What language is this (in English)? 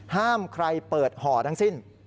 Thai